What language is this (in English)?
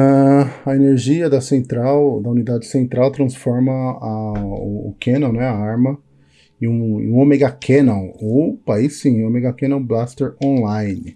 Portuguese